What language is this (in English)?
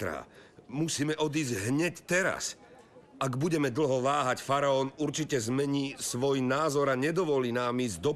Slovak